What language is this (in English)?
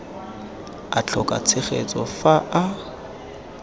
Tswana